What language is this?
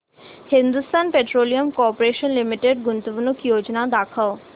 Marathi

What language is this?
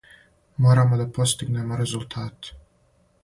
Serbian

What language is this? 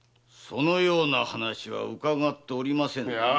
Japanese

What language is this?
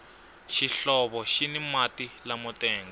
Tsonga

